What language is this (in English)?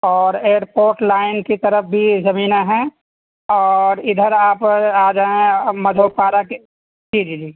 Urdu